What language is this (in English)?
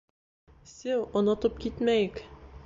Bashkir